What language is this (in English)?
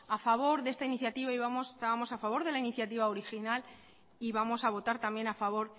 Spanish